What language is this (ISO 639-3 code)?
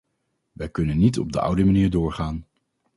nld